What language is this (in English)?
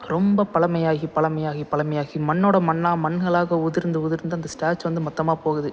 Tamil